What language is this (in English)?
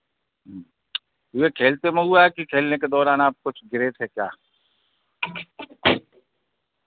Hindi